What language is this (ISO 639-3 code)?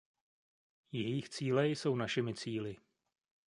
ces